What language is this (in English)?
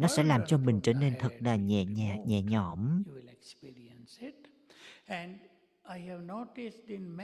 Vietnamese